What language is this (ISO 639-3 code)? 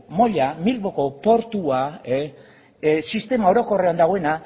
eus